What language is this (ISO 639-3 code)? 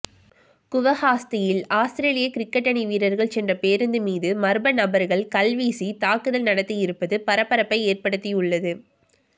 tam